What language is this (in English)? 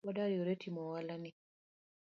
Luo (Kenya and Tanzania)